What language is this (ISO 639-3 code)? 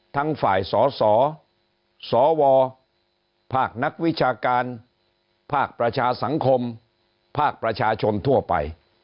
tha